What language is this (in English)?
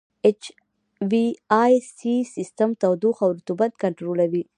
Pashto